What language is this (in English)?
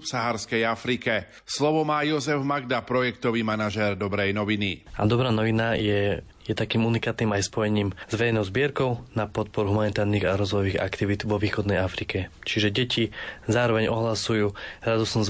Slovak